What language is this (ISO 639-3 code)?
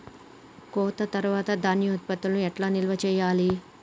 tel